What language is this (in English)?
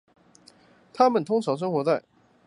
Chinese